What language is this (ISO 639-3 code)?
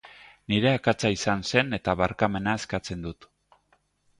eus